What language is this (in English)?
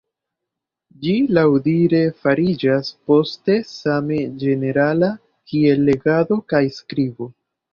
Esperanto